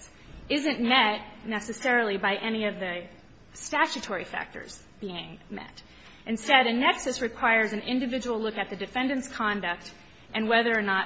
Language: English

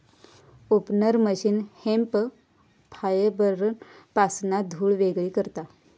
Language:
Marathi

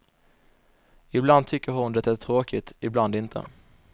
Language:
Swedish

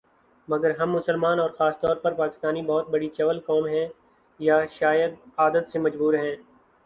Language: Urdu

